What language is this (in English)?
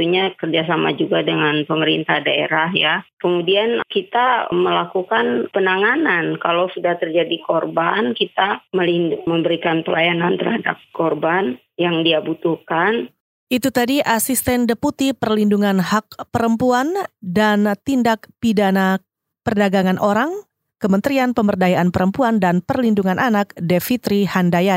Indonesian